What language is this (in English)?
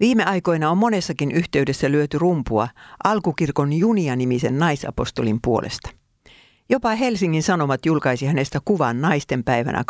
Finnish